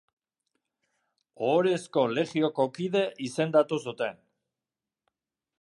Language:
Basque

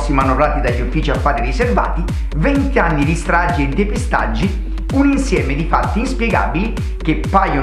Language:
Italian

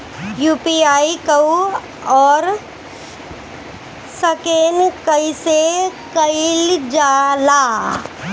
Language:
Bhojpuri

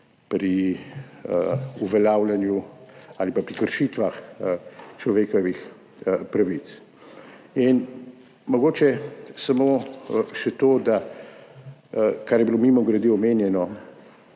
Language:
Slovenian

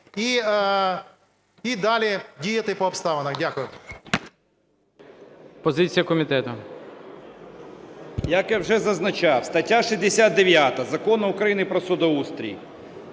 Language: Ukrainian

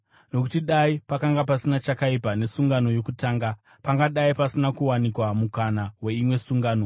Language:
Shona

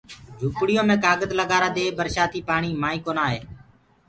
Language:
Gurgula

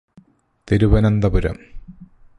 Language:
Malayalam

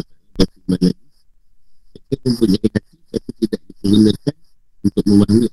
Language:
Malay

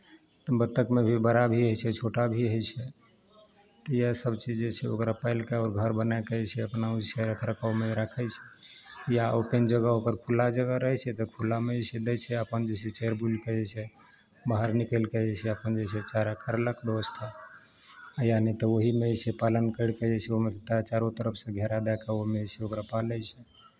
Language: Maithili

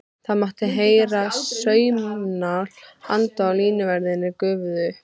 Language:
Icelandic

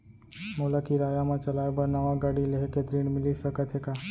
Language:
Chhattisgarhi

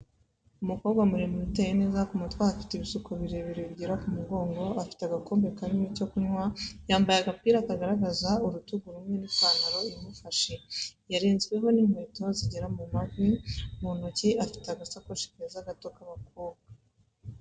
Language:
Kinyarwanda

